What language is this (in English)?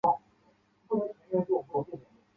Chinese